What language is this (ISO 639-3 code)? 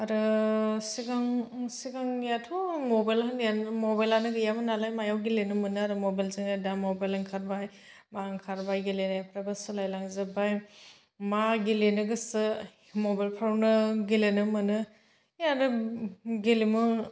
brx